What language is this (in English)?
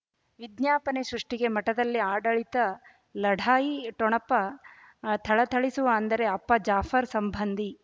Kannada